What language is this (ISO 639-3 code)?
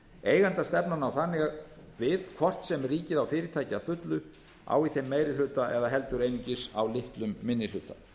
isl